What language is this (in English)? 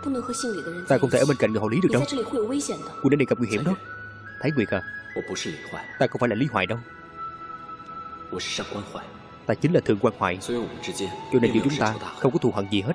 Vietnamese